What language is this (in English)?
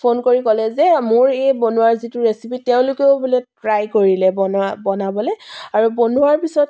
Assamese